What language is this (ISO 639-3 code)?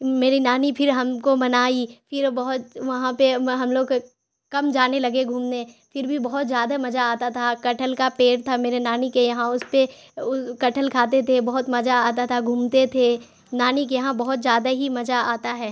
urd